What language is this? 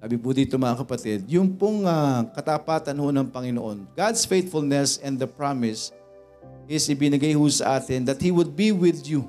Filipino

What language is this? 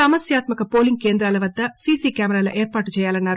Telugu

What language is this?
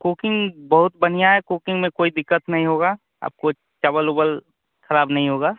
Hindi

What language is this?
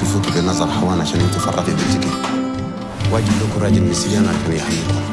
French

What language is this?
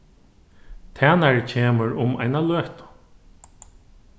Faroese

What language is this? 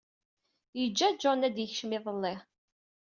Kabyle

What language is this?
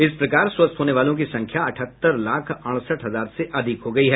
Hindi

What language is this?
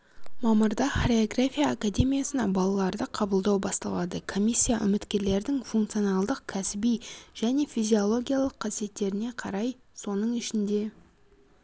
Kazakh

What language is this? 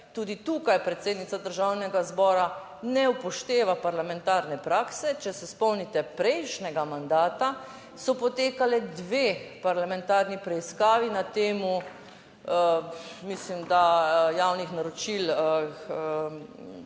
Slovenian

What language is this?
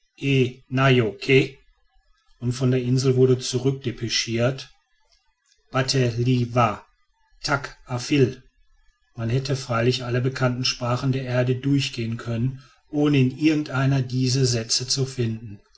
German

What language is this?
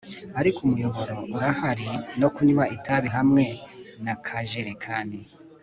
Kinyarwanda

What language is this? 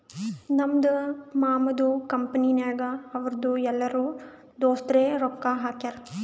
Kannada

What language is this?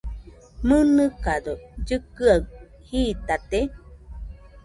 Nüpode Huitoto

